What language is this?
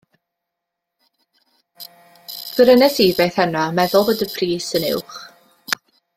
Welsh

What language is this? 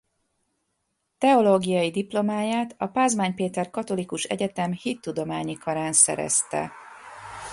Hungarian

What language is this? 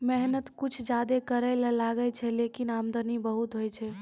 Maithili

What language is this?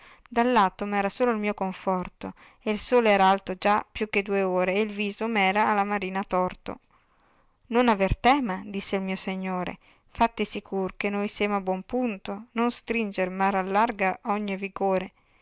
Italian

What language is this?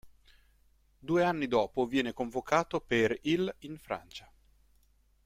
Italian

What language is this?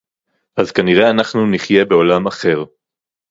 Hebrew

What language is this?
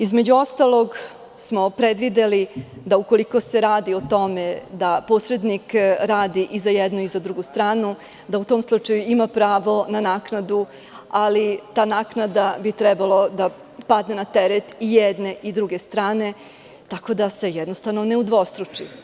Serbian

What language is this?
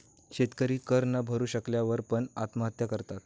Marathi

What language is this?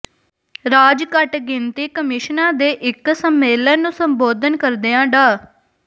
Punjabi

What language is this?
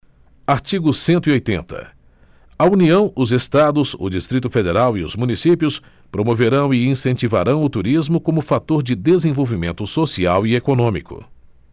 Portuguese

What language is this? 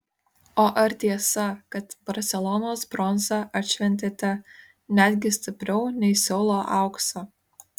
Lithuanian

